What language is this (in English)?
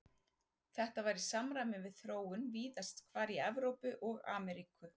Icelandic